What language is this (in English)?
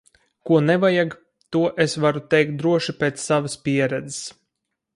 Latvian